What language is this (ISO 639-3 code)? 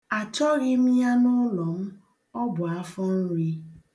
ibo